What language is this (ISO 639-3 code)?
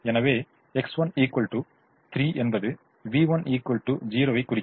tam